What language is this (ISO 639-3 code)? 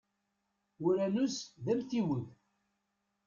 kab